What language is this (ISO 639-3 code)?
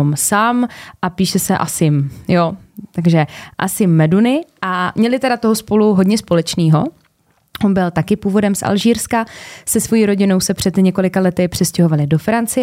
ces